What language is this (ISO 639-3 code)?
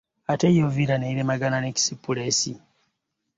lug